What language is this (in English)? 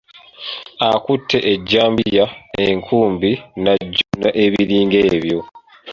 Ganda